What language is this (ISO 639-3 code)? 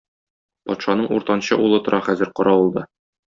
tat